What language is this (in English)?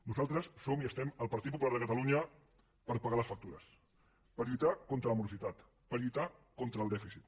Catalan